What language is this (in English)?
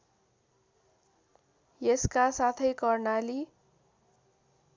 Nepali